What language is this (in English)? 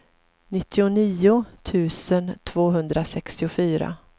Swedish